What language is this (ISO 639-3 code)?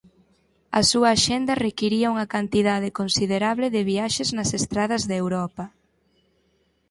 glg